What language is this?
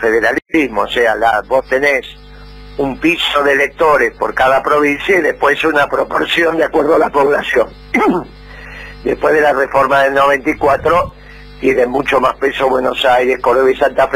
Spanish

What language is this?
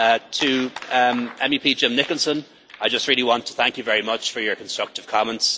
English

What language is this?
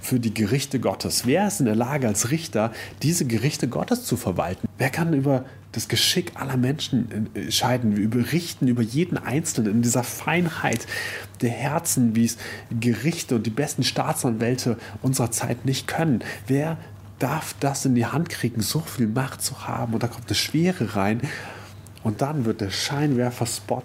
German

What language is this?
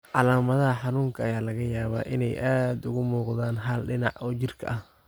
Somali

